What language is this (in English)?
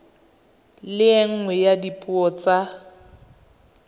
Tswana